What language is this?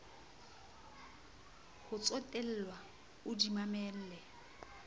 Southern Sotho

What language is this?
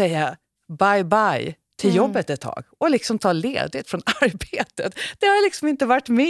Swedish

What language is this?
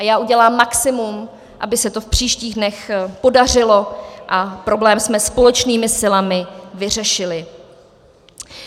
Czech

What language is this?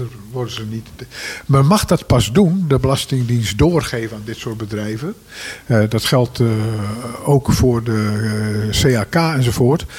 Dutch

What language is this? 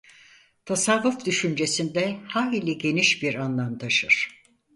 Turkish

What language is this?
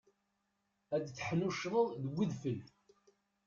Kabyle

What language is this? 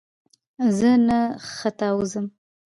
Pashto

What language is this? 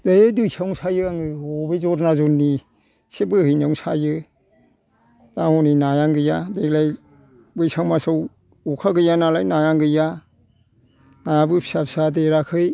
Bodo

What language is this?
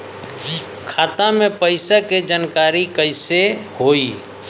Bhojpuri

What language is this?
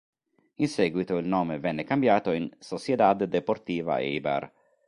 Italian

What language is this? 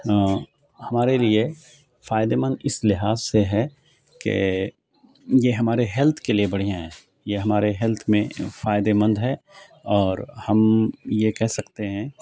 Urdu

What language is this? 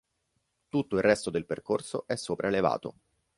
Italian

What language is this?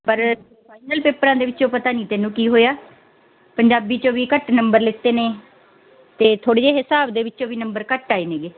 Punjabi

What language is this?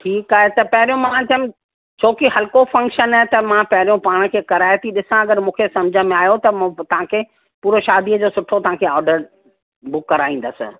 Sindhi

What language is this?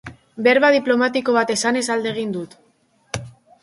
Basque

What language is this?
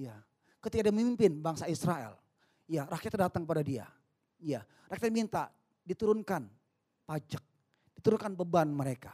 Indonesian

